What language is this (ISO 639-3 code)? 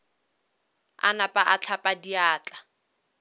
nso